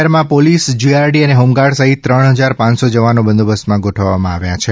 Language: Gujarati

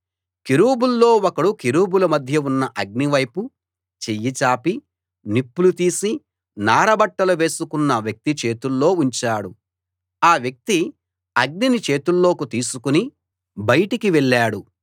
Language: Telugu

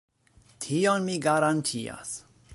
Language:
Esperanto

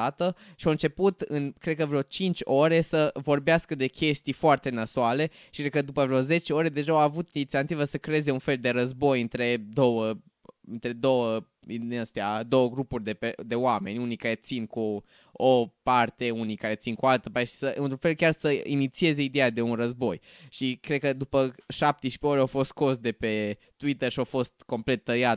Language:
Romanian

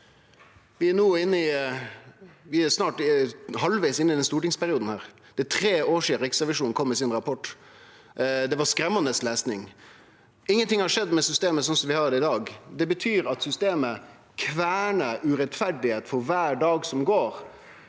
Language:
Norwegian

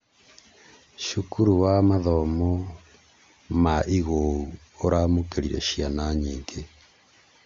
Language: Kikuyu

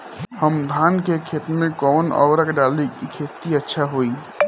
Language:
Bhojpuri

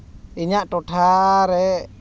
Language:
Santali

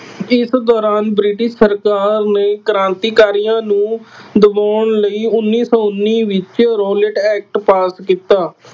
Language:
Punjabi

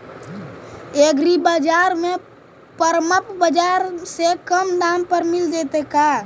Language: Magahi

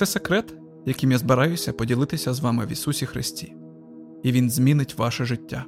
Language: Ukrainian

